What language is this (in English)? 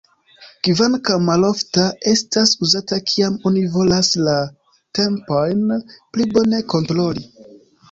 Esperanto